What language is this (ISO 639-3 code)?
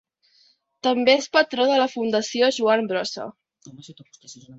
cat